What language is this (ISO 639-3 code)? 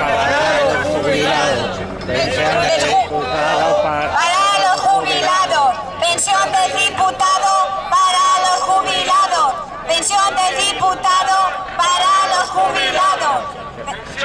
spa